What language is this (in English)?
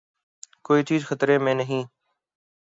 Urdu